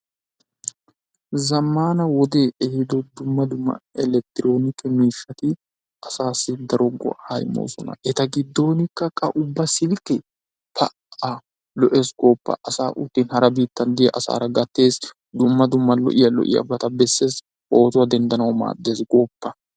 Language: Wolaytta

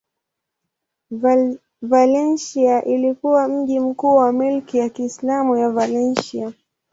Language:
Swahili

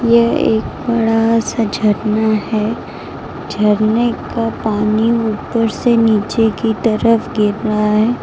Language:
Hindi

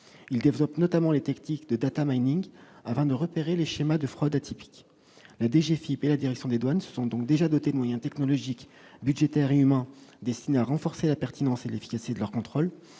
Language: French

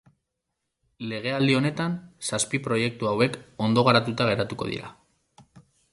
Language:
Basque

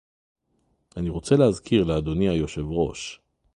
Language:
Hebrew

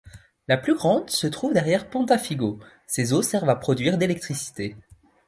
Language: French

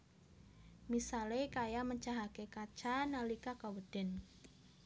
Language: Javanese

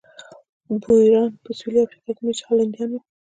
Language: Pashto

